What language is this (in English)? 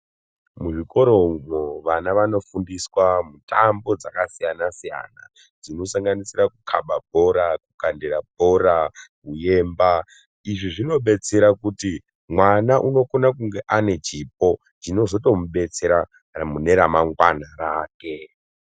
Ndau